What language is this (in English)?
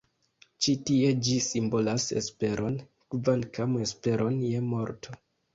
Esperanto